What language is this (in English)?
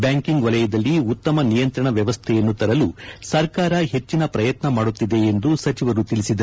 Kannada